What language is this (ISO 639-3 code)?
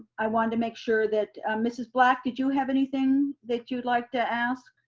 eng